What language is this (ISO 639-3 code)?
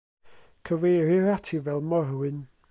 cym